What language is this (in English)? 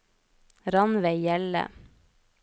Norwegian